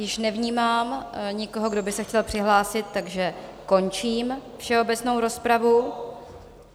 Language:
Czech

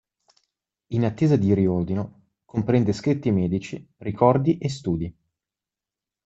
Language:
Italian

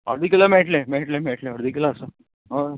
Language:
Konkani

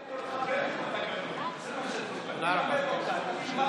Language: Hebrew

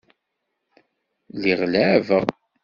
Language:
Kabyle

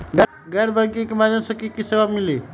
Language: Magahi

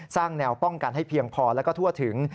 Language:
Thai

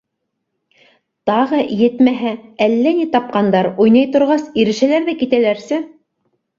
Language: Bashkir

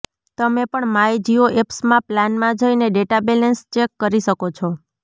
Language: Gujarati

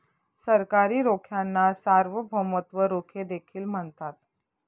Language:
Marathi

